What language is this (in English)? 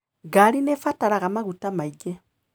Kikuyu